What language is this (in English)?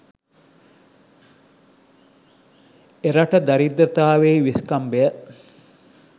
Sinhala